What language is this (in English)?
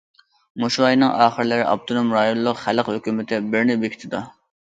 Uyghur